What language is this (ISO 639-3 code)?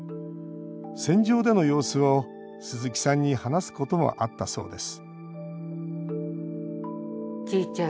jpn